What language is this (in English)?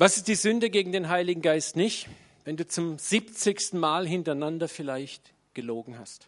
German